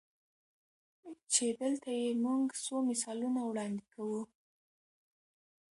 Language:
Pashto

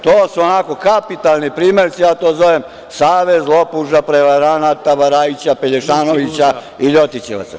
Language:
Serbian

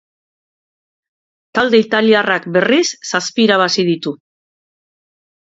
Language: Basque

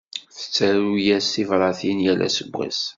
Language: Kabyle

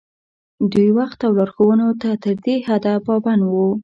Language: Pashto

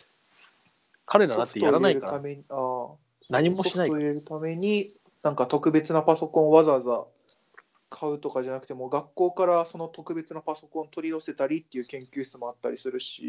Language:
Japanese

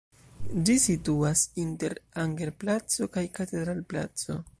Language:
Esperanto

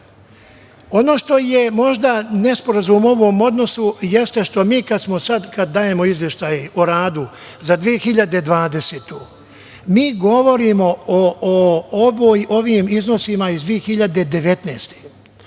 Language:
Serbian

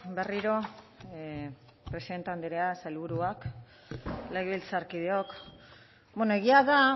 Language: Basque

